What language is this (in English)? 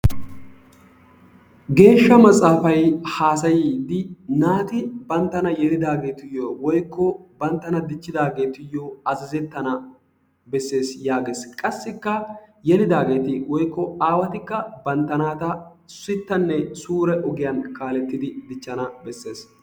Wolaytta